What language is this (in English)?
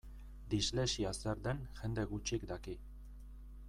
Basque